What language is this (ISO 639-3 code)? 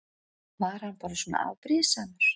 isl